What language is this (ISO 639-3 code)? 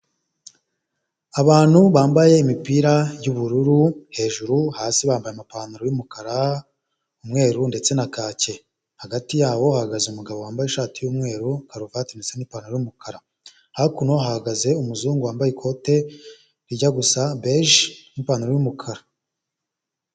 kin